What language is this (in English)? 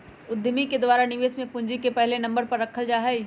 Magahi